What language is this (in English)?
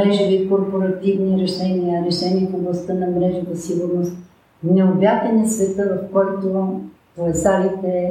Bulgarian